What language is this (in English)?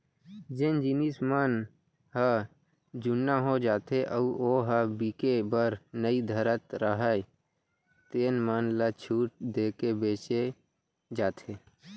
Chhattisgarhi